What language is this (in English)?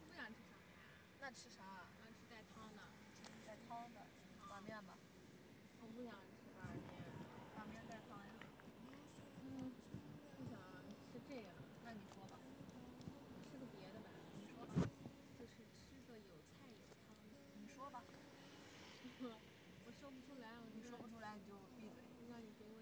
Chinese